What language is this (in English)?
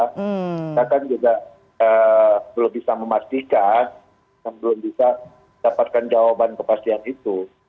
Indonesian